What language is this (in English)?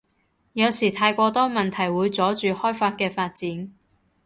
Cantonese